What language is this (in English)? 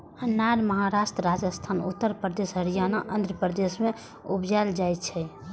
Maithili